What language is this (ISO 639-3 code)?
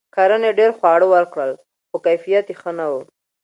pus